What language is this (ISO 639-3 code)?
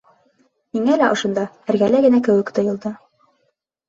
bak